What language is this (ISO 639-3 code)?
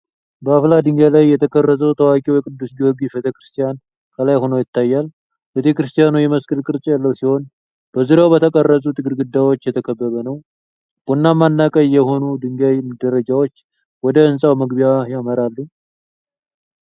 amh